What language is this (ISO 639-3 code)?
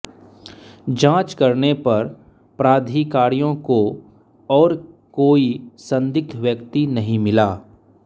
hin